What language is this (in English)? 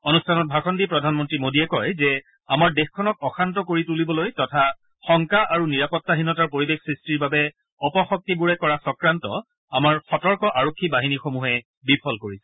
Assamese